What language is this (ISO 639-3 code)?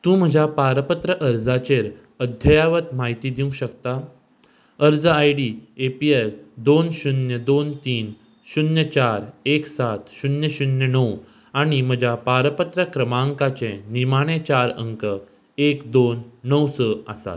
kok